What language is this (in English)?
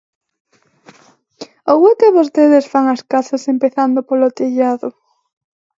Galician